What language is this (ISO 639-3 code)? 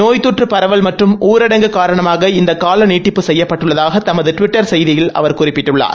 tam